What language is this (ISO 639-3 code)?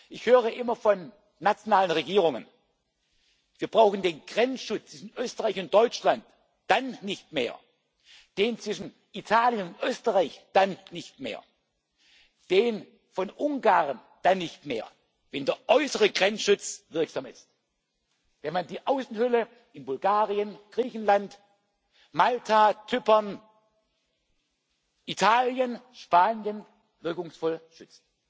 deu